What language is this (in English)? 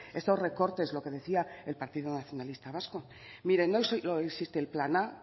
Spanish